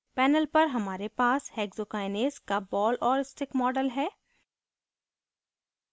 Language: Hindi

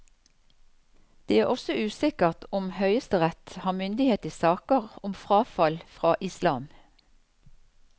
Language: Norwegian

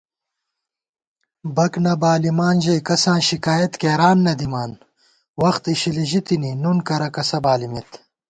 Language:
Gawar-Bati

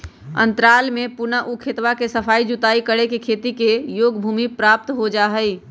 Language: Magahi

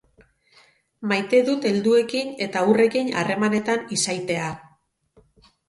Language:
Basque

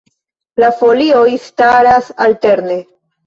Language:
Esperanto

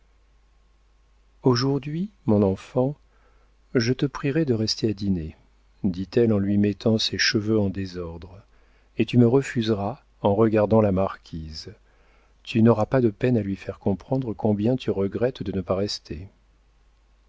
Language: French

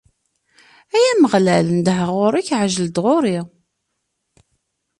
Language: Kabyle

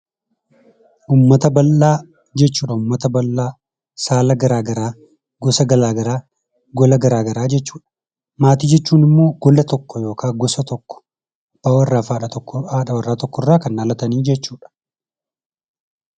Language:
Oromo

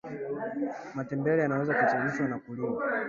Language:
Swahili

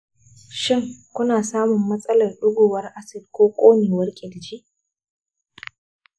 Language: Hausa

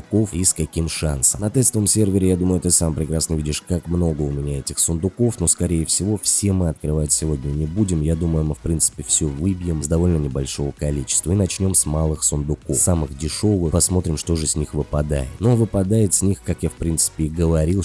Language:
Russian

